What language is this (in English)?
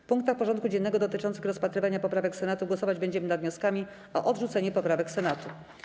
Polish